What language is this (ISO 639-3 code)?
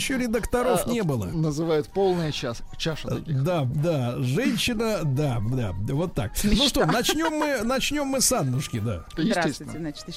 rus